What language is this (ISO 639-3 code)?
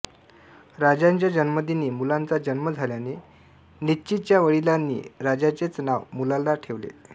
mar